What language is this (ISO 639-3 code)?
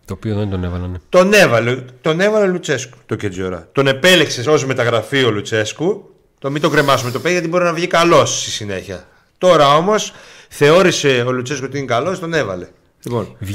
ell